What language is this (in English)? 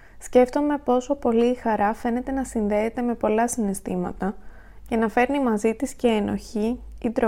Greek